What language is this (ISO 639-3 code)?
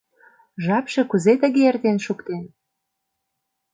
chm